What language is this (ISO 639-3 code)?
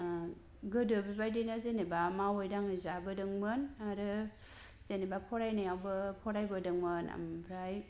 brx